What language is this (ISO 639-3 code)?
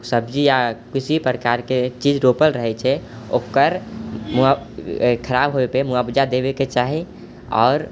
mai